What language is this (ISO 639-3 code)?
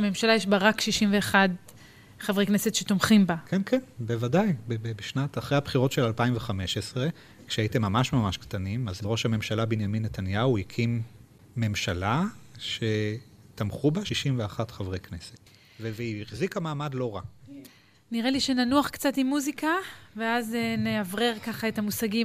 heb